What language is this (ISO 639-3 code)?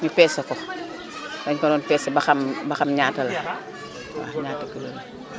wol